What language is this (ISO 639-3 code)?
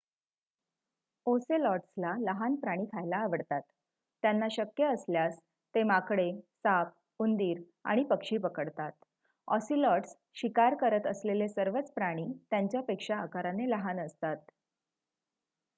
mar